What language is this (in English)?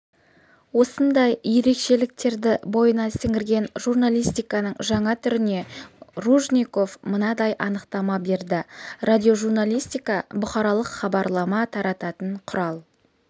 Kazakh